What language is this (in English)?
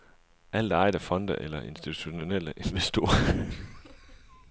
Danish